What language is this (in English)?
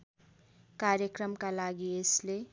Nepali